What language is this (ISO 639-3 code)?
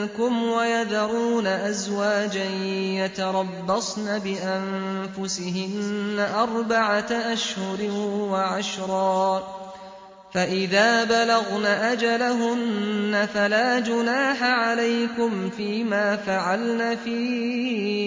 ara